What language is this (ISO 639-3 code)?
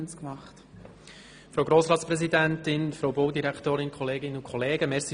gsw